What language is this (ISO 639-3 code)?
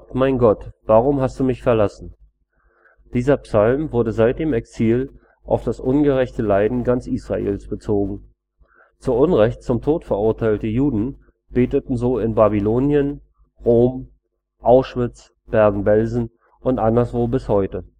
deu